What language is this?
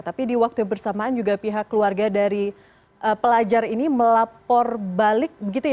Indonesian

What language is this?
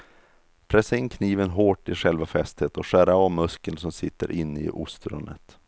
Swedish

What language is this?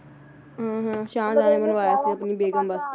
Punjabi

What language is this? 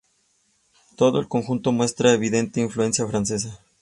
Spanish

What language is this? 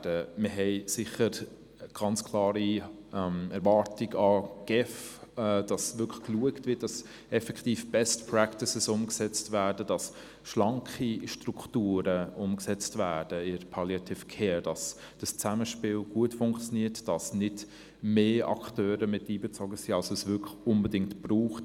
Swiss German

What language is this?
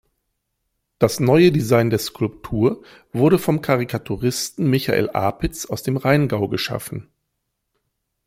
German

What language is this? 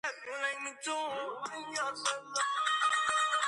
Georgian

